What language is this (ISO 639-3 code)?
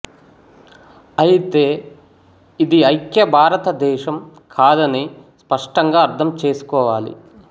tel